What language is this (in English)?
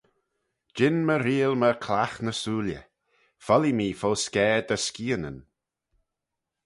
Manx